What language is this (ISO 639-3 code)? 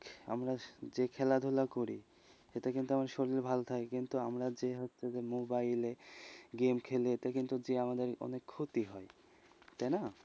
ben